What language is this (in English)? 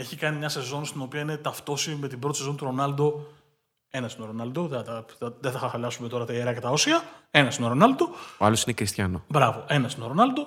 Greek